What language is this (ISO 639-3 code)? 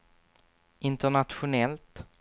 swe